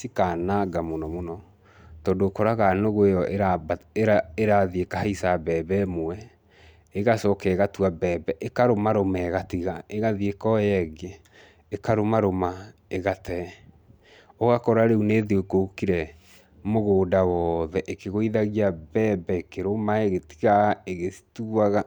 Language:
Kikuyu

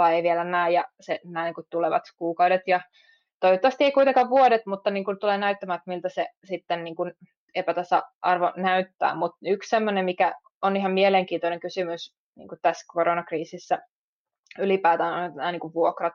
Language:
Finnish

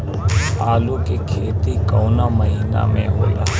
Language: Bhojpuri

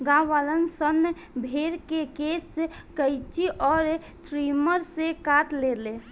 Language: Bhojpuri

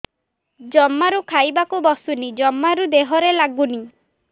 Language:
Odia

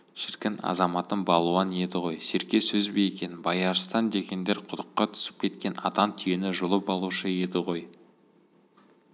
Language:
Kazakh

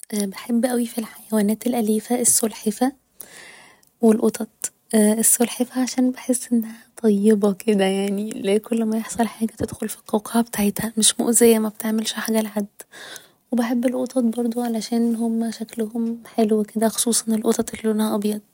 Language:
Egyptian Arabic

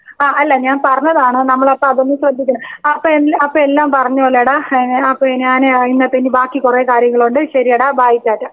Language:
Malayalam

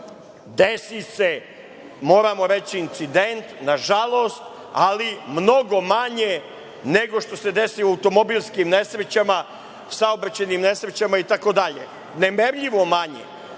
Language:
Serbian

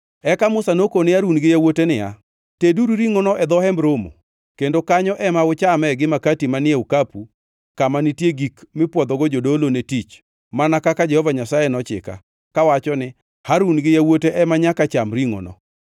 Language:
Luo (Kenya and Tanzania)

